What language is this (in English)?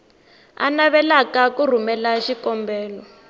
Tsonga